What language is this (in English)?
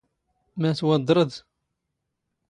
Standard Moroccan Tamazight